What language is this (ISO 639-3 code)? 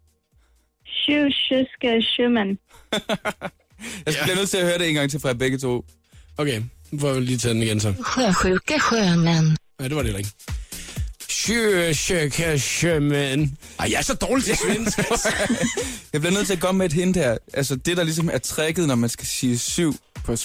dan